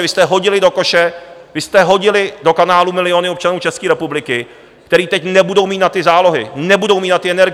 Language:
Czech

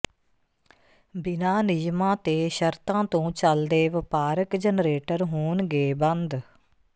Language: Punjabi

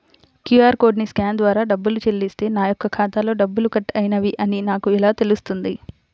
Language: Telugu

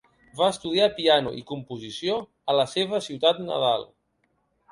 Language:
Catalan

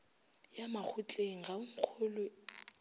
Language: Northern Sotho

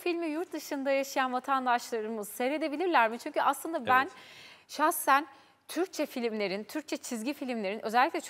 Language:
Turkish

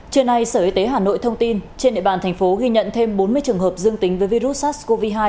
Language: Vietnamese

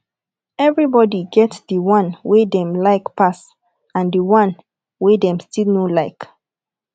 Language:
Nigerian Pidgin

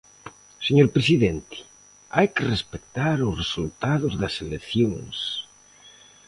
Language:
Galician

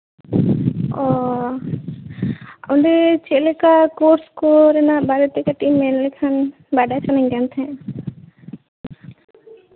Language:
Santali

